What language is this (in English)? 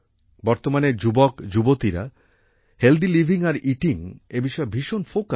Bangla